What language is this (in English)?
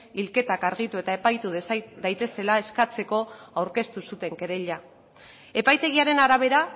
Basque